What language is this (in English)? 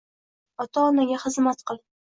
Uzbek